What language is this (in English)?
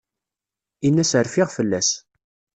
Kabyle